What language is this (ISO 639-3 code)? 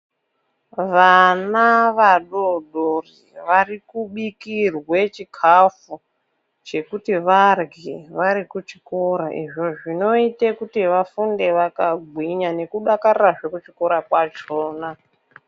ndc